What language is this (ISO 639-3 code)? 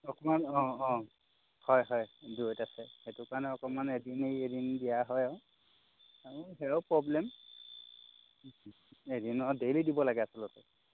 asm